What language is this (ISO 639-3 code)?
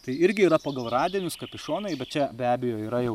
lit